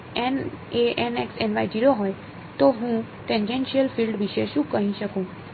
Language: Gujarati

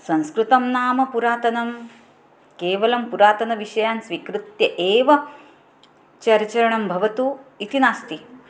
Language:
Sanskrit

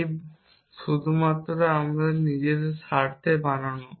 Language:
Bangla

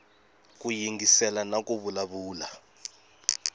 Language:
Tsonga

